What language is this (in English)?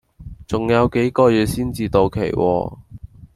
Cantonese